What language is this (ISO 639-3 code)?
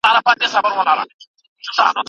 pus